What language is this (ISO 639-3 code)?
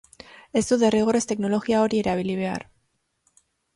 eus